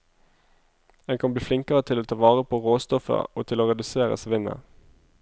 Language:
Norwegian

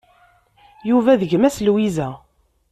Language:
Kabyle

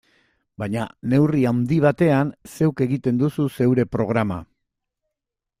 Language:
Basque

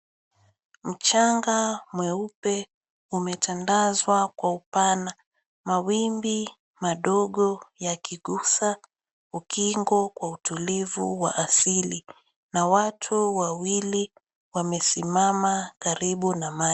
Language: Swahili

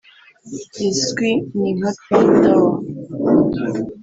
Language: Kinyarwanda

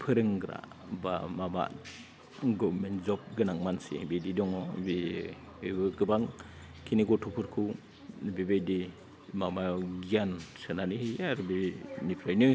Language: Bodo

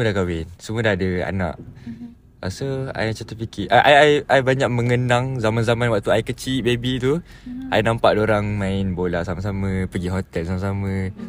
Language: Malay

